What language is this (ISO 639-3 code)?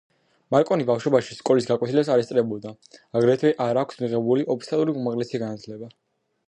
kat